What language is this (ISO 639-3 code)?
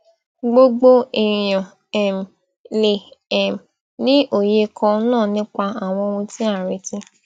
yor